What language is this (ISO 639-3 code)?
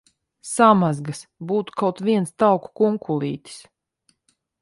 lav